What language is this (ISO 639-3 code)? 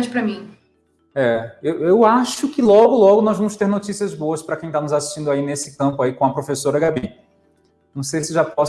por